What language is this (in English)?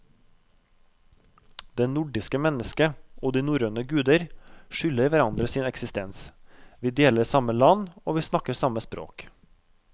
Norwegian